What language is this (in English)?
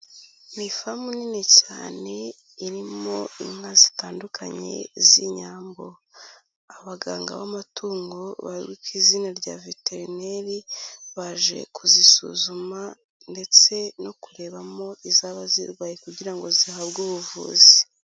Kinyarwanda